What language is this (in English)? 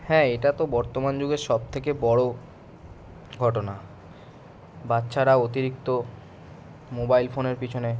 Bangla